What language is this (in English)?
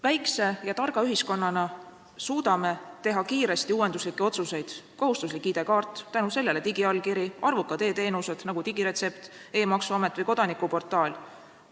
Estonian